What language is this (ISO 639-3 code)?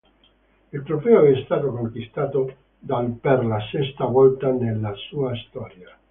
ita